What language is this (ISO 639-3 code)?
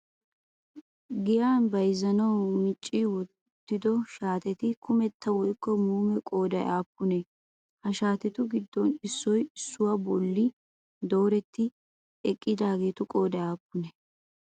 wal